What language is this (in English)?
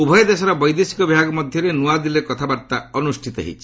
Odia